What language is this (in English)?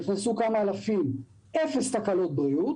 Hebrew